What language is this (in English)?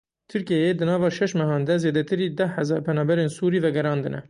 Kurdish